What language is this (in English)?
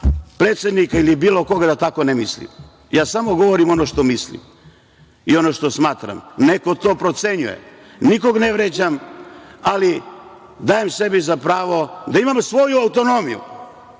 Serbian